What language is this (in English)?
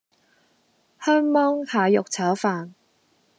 Cantonese